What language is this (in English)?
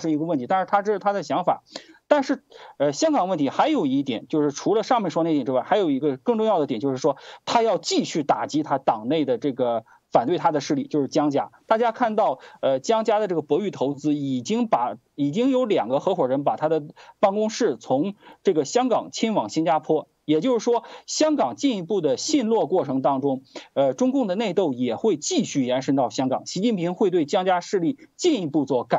Chinese